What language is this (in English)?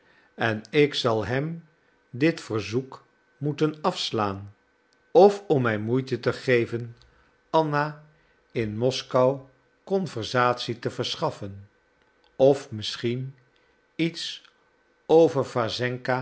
Dutch